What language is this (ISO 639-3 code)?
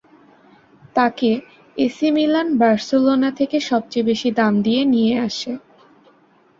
ben